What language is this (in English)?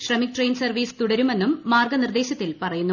Malayalam